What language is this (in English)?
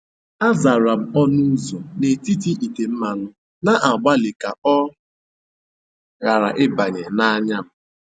Igbo